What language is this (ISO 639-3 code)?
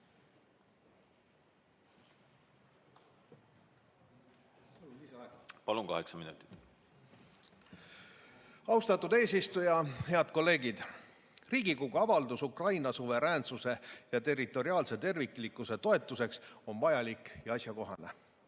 est